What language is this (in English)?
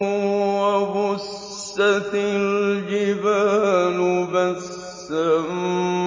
Arabic